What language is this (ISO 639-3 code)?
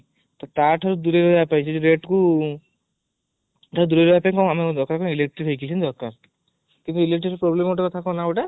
ori